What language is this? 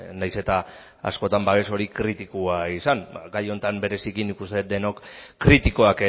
Basque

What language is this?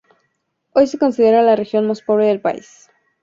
Spanish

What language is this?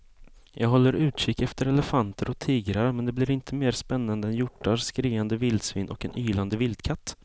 Swedish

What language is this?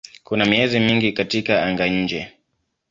Swahili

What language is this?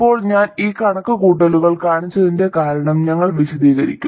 Malayalam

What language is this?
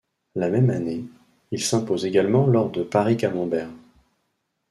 French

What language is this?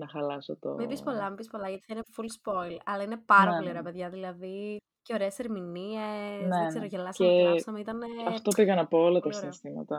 Greek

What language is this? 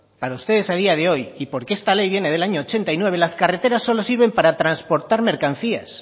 Spanish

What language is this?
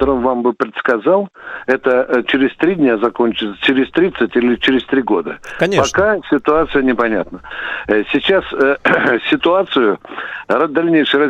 Russian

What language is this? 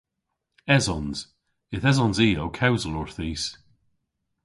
Cornish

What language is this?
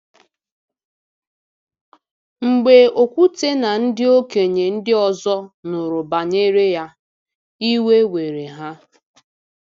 Igbo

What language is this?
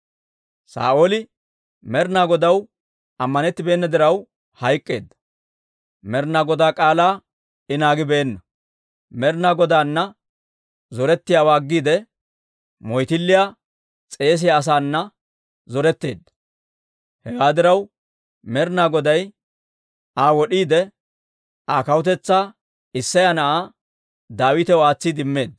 Dawro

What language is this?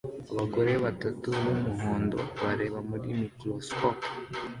Kinyarwanda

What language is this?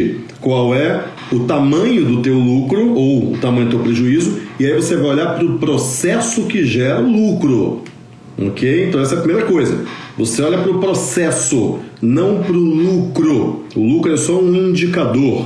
Portuguese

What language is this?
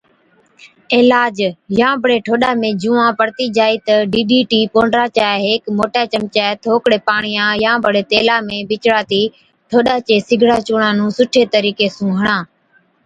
Od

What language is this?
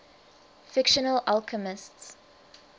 English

